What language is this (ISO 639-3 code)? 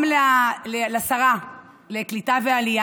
heb